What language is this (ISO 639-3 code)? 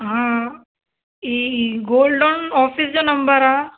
snd